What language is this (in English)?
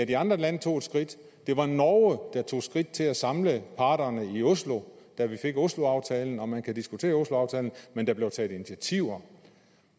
Danish